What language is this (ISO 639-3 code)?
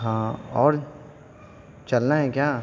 urd